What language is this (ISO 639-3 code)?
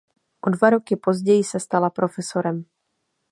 ces